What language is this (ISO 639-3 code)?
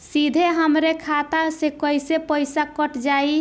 bho